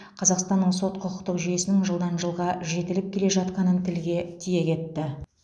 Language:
Kazakh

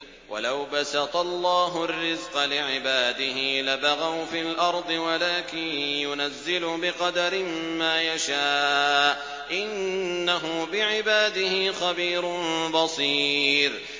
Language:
Arabic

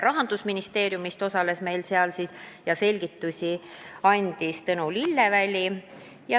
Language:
Estonian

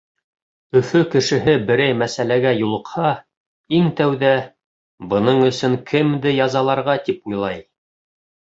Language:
Bashkir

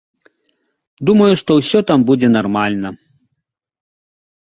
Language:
Belarusian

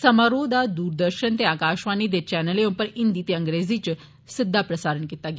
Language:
Dogri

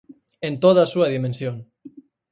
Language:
Galician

